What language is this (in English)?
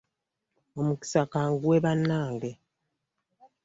Ganda